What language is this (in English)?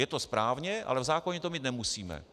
Czech